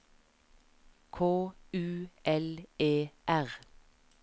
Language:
Norwegian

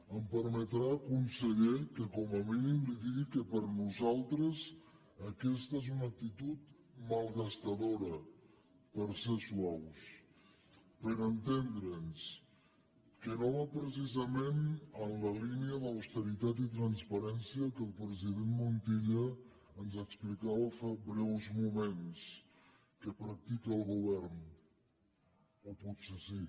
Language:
Catalan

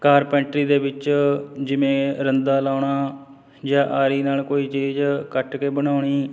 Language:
Punjabi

